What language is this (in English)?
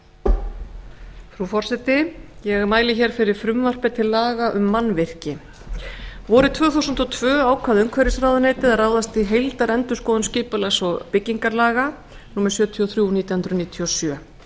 Icelandic